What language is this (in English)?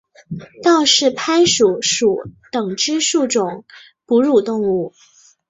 Chinese